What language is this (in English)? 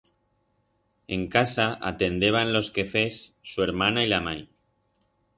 Aragonese